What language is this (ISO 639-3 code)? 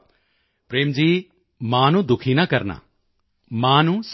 pan